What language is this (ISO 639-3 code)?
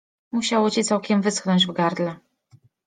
pol